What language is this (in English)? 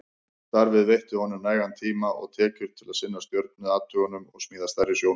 Icelandic